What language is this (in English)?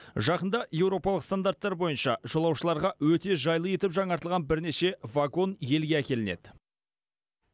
Kazakh